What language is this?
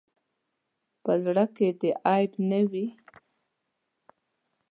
Pashto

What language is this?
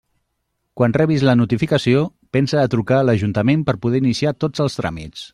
Catalan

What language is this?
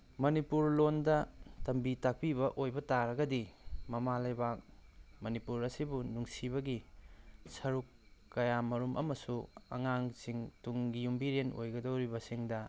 Manipuri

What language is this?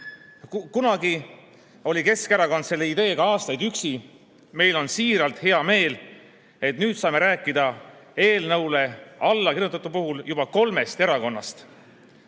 Estonian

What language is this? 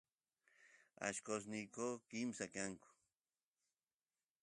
Santiago del Estero Quichua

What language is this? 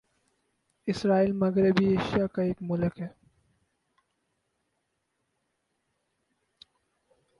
Urdu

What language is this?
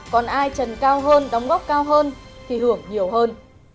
Vietnamese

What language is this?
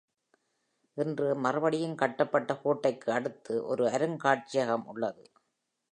Tamil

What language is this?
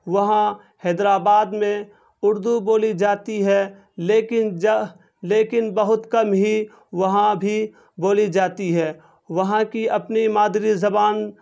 Urdu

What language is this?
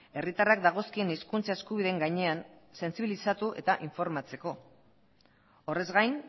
Basque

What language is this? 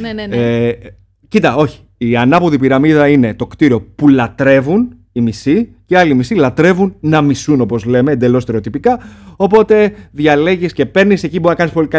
Greek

